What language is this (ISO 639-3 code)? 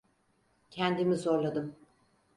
tur